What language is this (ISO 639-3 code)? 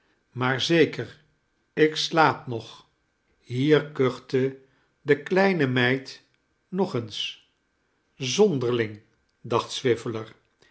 nld